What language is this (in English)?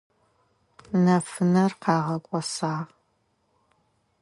Adyghe